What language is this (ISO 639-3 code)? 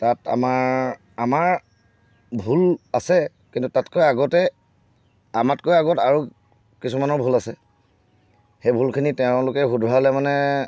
asm